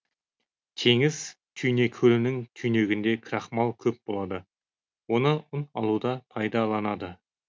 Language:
Kazakh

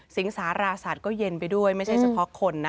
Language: Thai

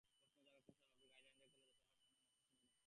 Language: Bangla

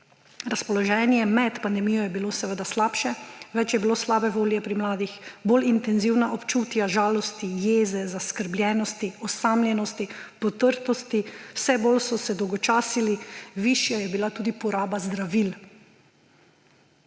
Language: Slovenian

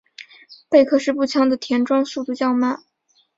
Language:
Chinese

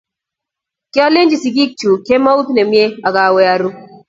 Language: Kalenjin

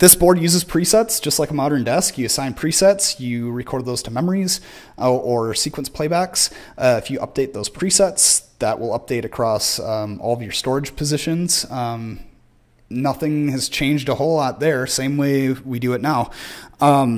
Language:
English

